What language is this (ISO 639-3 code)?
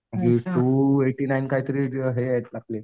mar